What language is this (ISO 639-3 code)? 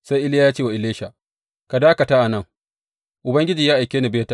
hau